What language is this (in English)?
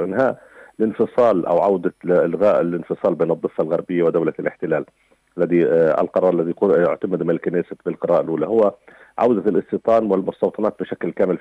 Arabic